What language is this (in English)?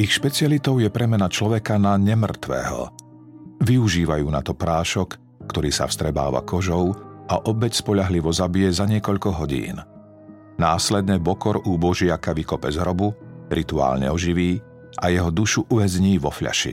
Slovak